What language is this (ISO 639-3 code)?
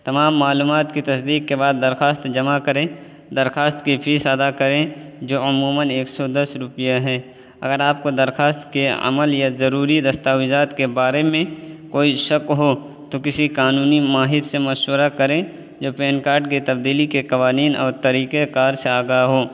urd